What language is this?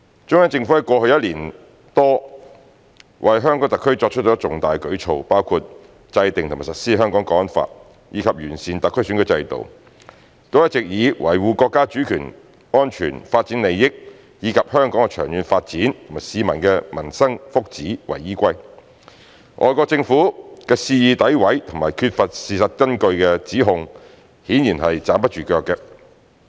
Cantonese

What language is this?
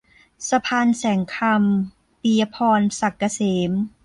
Thai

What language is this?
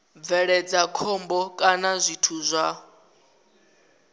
Venda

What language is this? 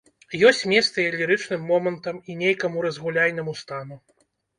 Belarusian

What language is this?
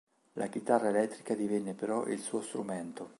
Italian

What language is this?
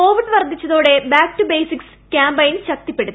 Malayalam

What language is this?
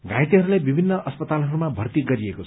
Nepali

